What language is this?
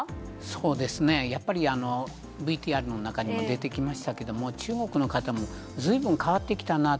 Japanese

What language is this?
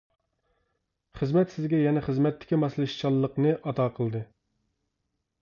Uyghur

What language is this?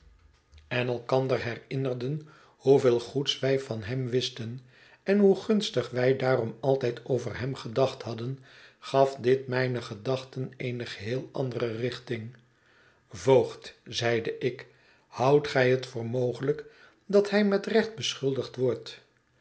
Dutch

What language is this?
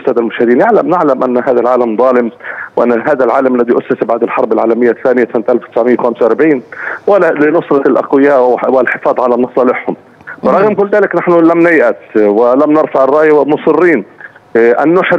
Arabic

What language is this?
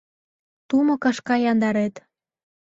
Mari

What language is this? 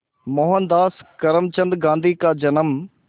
Hindi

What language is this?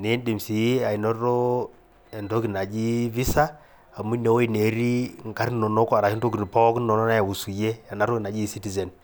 Masai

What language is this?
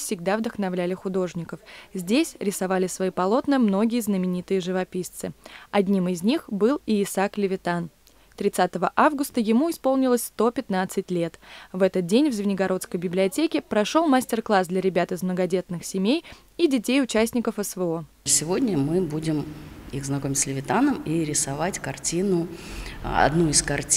Russian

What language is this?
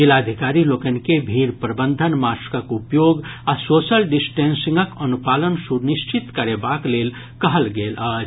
Maithili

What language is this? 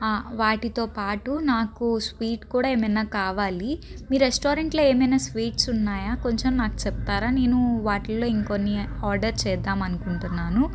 Telugu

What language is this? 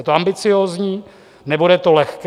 Czech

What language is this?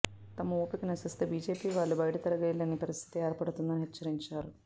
Telugu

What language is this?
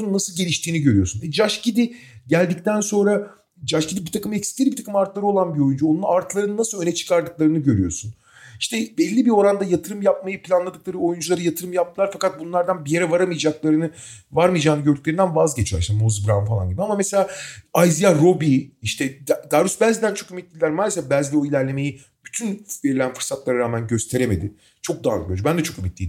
Turkish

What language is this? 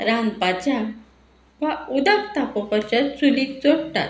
Konkani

